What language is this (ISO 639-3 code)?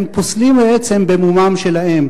heb